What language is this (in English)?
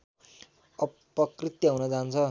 Nepali